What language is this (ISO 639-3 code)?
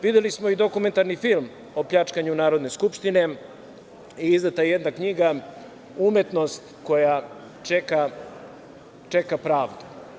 srp